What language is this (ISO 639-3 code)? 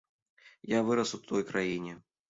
bel